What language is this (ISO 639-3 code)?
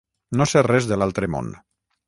cat